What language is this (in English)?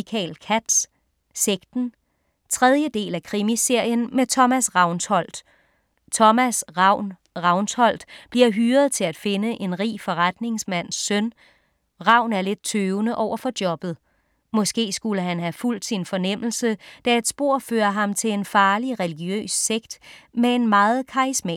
Danish